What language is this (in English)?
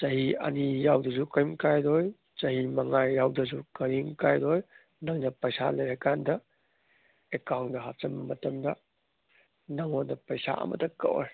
Manipuri